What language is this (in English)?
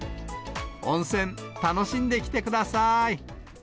Japanese